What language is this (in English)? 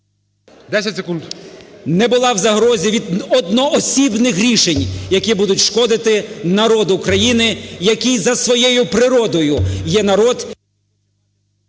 Ukrainian